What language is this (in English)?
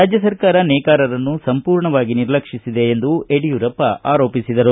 Kannada